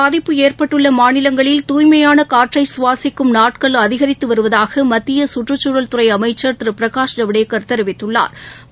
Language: Tamil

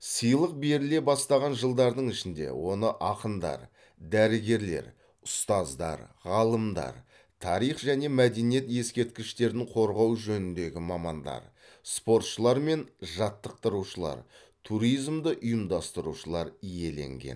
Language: Kazakh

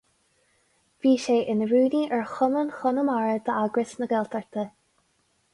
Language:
Irish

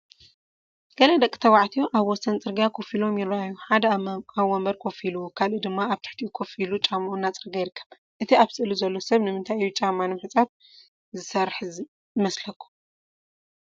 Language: Tigrinya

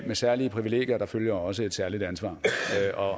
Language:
Danish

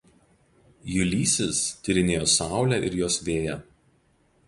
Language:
Lithuanian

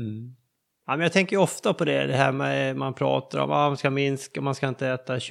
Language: Swedish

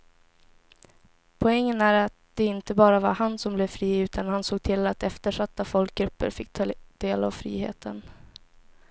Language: Swedish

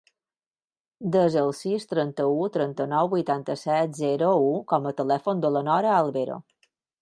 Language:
Catalan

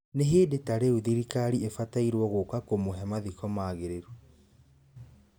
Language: Kikuyu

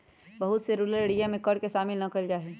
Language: Magahi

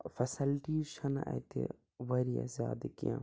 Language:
Kashmiri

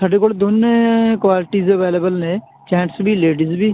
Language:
Punjabi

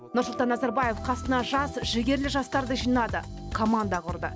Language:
Kazakh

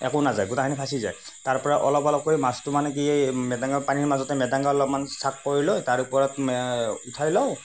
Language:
Assamese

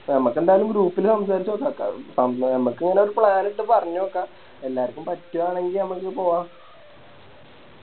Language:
Malayalam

